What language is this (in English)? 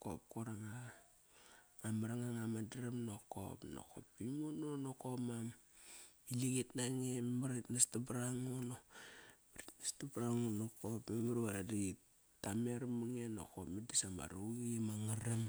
Kairak